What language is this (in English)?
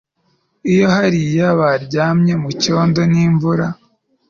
Kinyarwanda